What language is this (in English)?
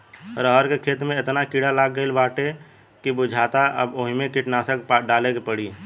Bhojpuri